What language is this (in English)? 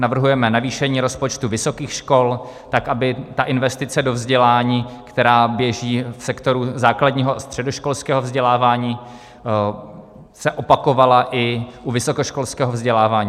Czech